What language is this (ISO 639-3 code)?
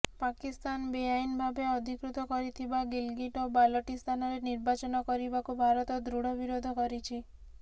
ori